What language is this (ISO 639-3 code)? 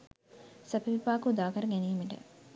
sin